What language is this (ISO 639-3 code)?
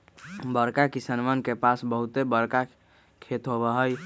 mag